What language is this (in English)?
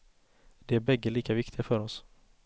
Swedish